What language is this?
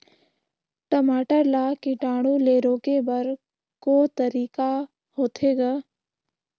Chhattisgarhi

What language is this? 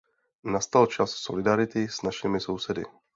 Czech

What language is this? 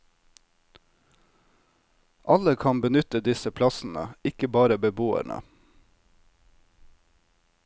Norwegian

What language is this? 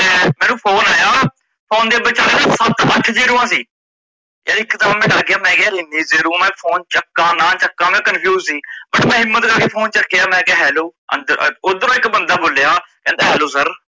Punjabi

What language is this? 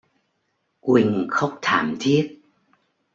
Vietnamese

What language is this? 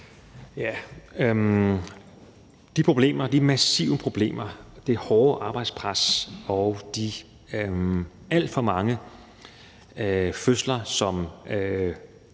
Danish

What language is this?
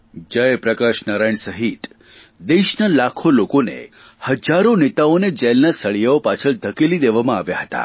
Gujarati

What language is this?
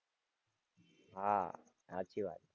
Gujarati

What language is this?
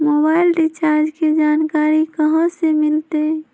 Magahi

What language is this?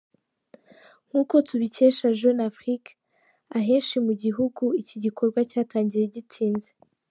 Kinyarwanda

